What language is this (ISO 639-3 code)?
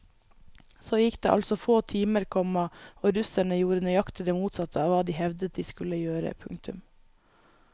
nor